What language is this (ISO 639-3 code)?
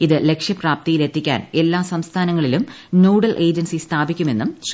mal